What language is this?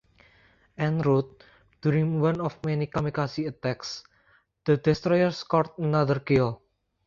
English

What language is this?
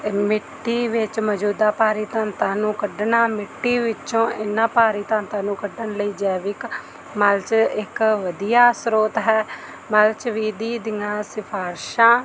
Punjabi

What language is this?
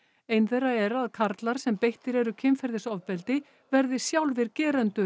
Icelandic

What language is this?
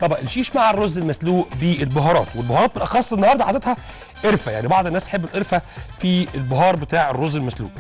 Arabic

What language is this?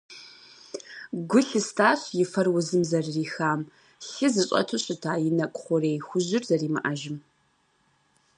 Kabardian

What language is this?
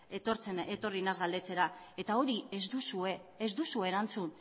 Basque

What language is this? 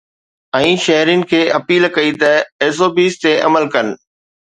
Sindhi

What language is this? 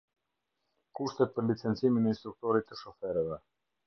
Albanian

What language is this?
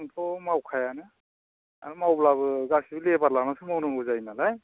Bodo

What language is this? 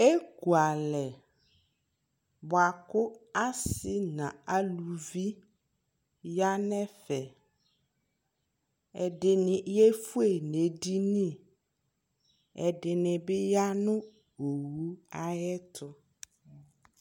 Ikposo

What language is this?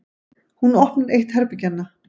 Icelandic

